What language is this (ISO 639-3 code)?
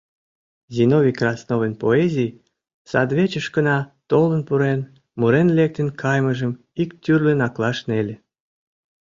chm